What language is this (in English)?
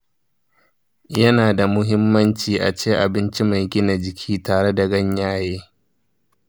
Hausa